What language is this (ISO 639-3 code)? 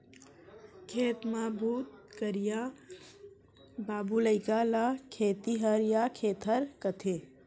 hne